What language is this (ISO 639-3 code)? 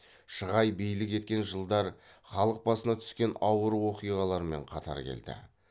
kaz